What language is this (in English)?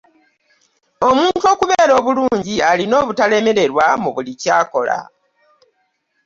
Ganda